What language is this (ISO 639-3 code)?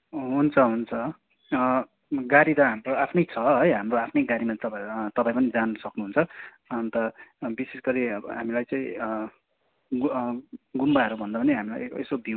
nep